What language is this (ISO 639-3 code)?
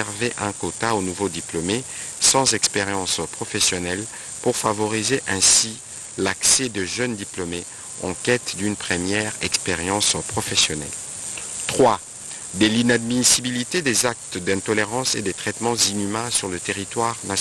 fra